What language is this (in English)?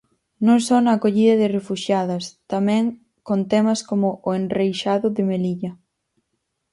Galician